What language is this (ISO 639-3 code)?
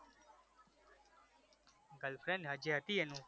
guj